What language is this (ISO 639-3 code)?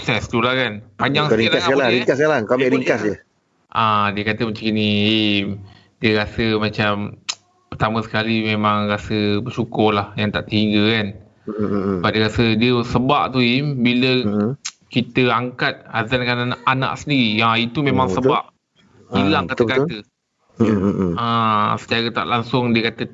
msa